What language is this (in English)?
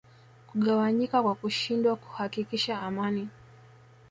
Swahili